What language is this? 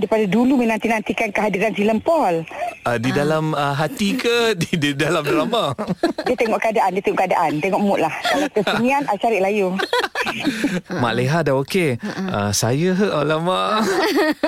Malay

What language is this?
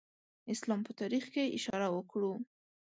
Pashto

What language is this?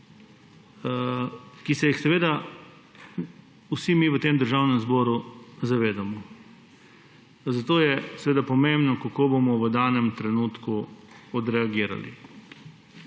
Slovenian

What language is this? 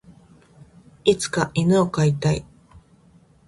Japanese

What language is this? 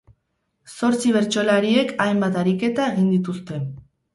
Basque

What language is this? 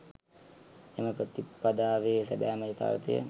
Sinhala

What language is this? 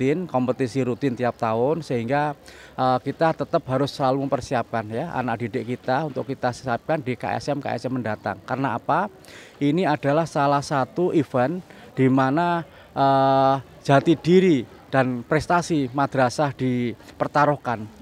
Indonesian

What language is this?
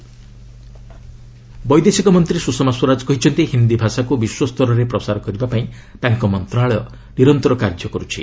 Odia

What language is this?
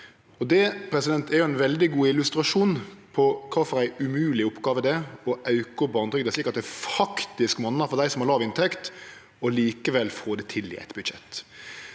Norwegian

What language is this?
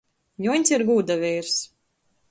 Latgalian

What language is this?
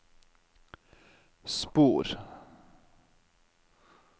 Norwegian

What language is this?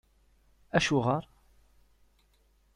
Kabyle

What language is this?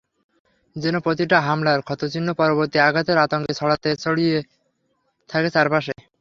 Bangla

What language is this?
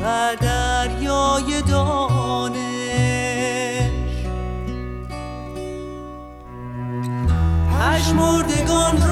Persian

